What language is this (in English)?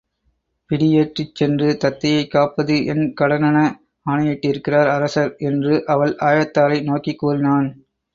Tamil